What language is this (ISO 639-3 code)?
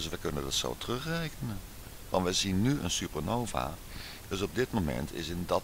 nld